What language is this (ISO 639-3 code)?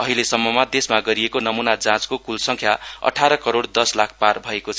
nep